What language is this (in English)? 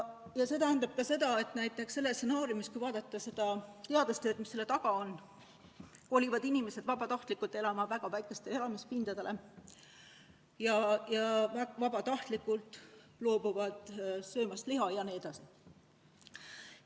Estonian